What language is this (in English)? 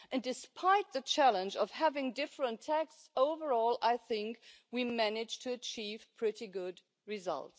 English